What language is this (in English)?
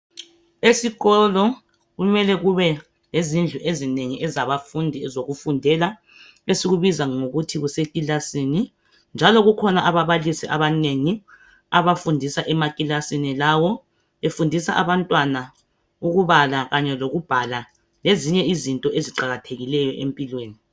North Ndebele